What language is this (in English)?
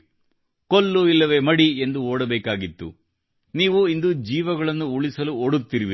Kannada